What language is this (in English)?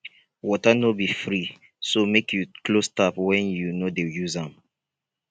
Nigerian Pidgin